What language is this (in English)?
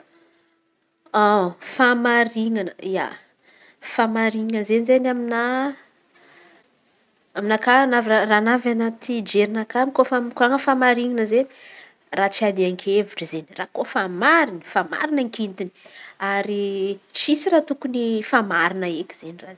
Antankarana Malagasy